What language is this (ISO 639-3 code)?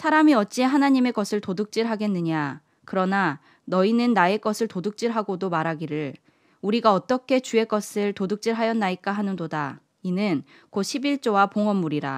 kor